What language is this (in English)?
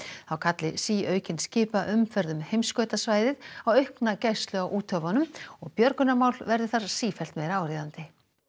Icelandic